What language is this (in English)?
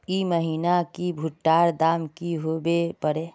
Magahi